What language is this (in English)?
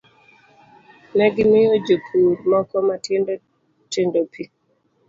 Luo (Kenya and Tanzania)